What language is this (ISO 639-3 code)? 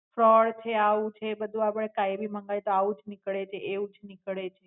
guj